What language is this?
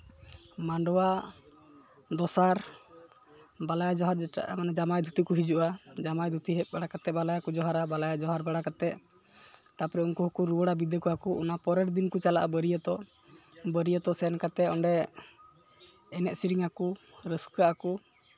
Santali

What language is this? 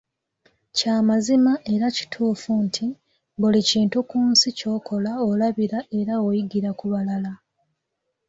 Ganda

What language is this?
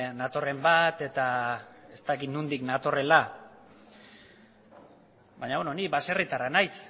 Basque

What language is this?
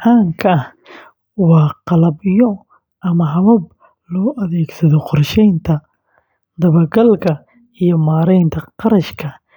Somali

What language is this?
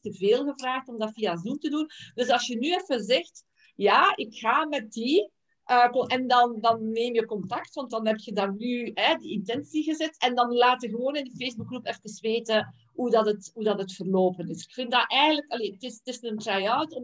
Dutch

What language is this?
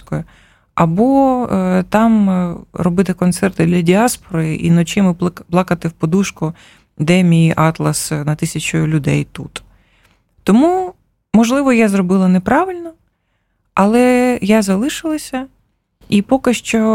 Ukrainian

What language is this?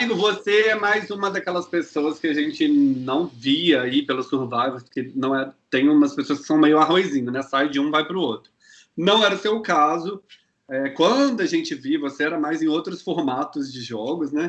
Portuguese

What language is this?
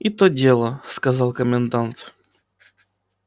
Russian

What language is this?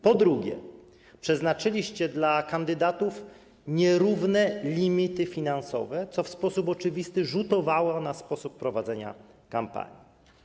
Polish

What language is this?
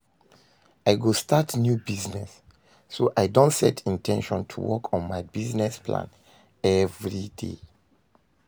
Nigerian Pidgin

